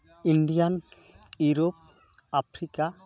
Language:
Santali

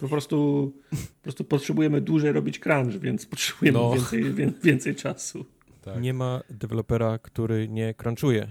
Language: Polish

